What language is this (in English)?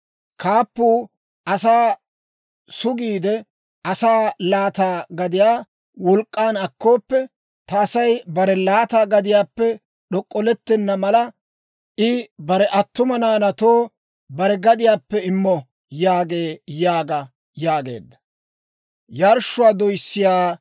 Dawro